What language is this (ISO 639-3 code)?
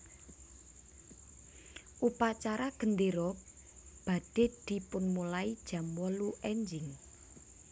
jav